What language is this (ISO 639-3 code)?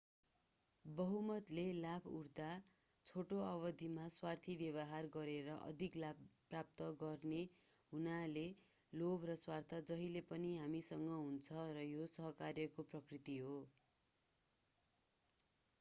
nep